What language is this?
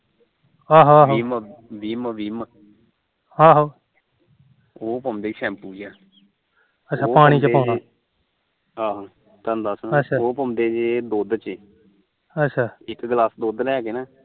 Punjabi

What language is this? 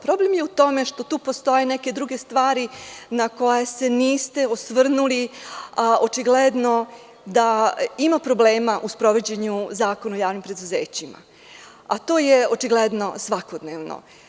Serbian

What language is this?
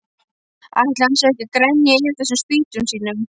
Icelandic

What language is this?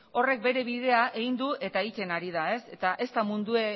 Basque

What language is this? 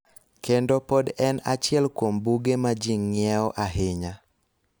Luo (Kenya and Tanzania)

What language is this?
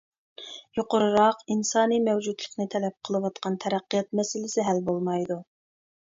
Uyghur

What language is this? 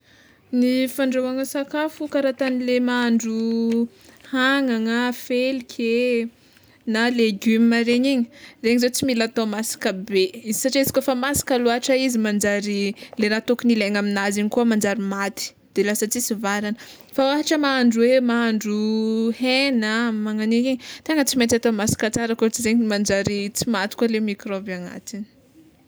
Tsimihety Malagasy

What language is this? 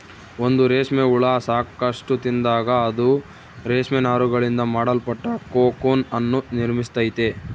Kannada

